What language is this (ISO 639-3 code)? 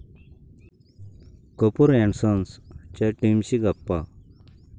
mar